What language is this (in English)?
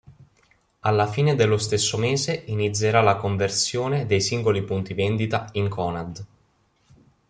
Italian